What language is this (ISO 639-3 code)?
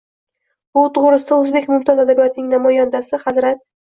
uzb